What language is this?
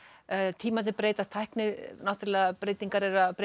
Icelandic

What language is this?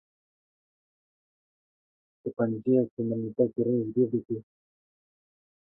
Kurdish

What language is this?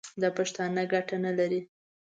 Pashto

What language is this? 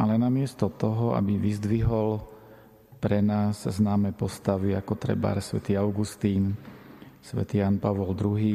Slovak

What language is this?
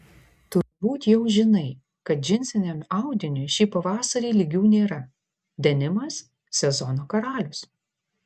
Lithuanian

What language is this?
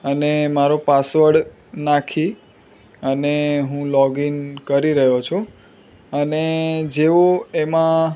Gujarati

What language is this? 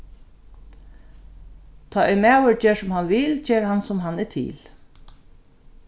Faroese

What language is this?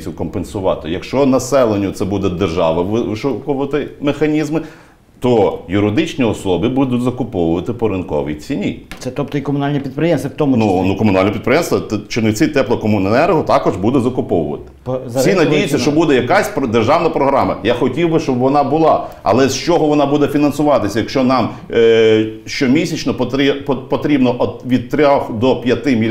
Ukrainian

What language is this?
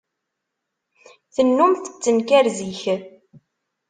Kabyle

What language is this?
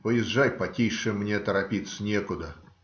Russian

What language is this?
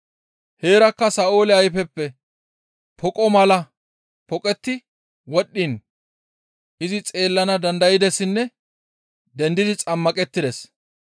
Gamo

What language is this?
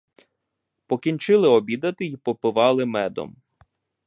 Ukrainian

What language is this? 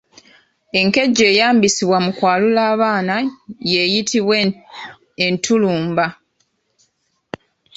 Ganda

